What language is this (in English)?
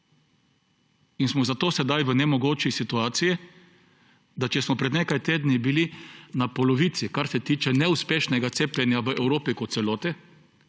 Slovenian